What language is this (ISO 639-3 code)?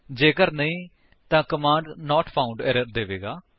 pan